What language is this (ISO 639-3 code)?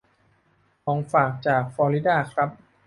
tha